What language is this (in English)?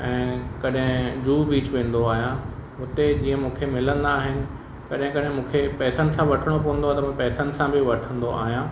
Sindhi